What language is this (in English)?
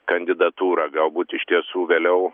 Lithuanian